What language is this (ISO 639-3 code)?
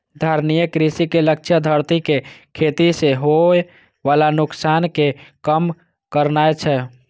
mai